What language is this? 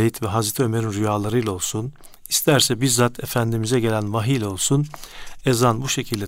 Turkish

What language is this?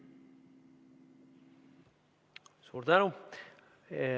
Estonian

